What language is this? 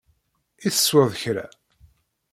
Kabyle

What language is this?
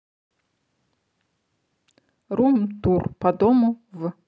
Russian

